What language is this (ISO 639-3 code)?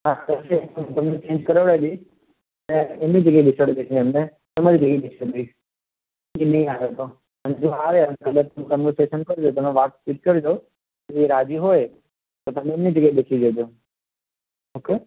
guj